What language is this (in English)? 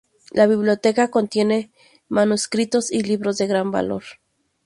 Spanish